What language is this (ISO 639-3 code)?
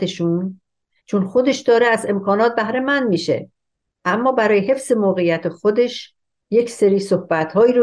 fas